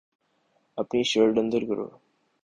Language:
Urdu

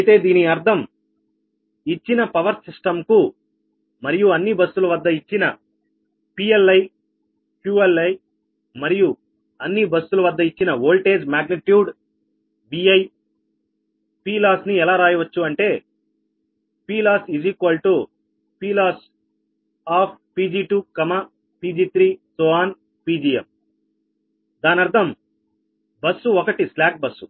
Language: Telugu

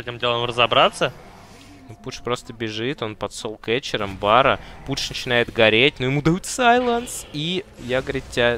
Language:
Russian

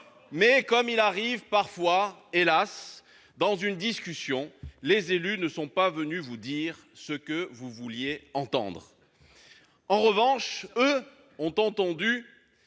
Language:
French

